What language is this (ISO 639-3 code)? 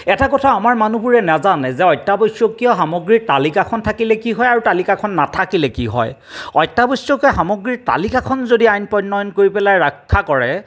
asm